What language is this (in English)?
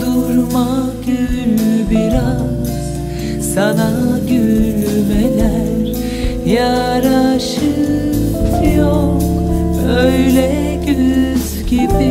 Turkish